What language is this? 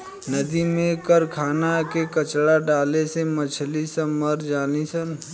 Bhojpuri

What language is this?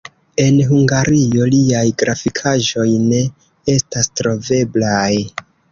Esperanto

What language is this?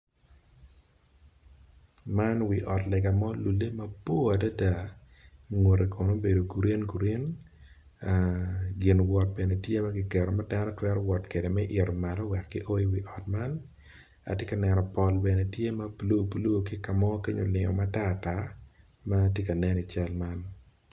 Acoli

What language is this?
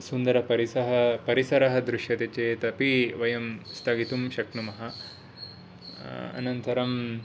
Sanskrit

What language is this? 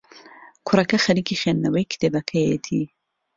Central Kurdish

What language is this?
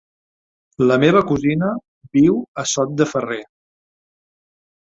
Catalan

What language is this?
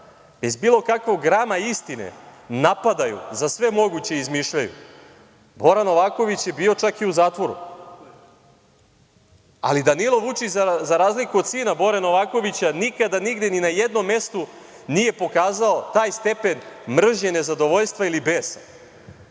Serbian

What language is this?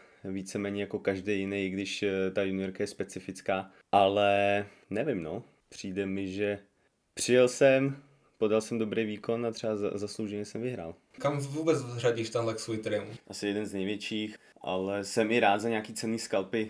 Czech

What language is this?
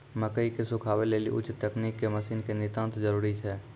Maithili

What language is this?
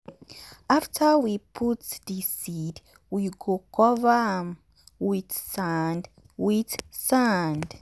Nigerian Pidgin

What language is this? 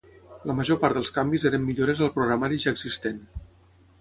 Catalan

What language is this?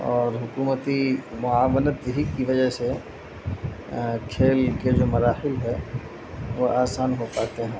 Urdu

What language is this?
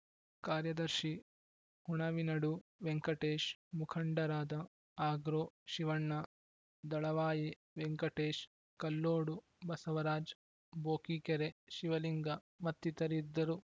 Kannada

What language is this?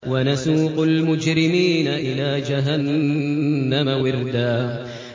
Arabic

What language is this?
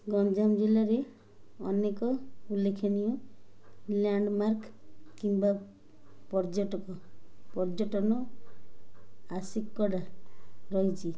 Odia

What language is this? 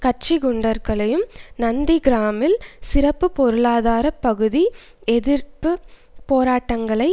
Tamil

